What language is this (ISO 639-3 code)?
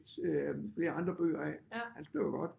dan